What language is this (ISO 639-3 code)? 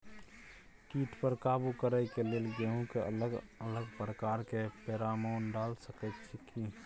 mai